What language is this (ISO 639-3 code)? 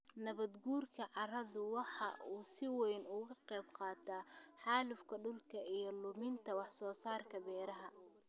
som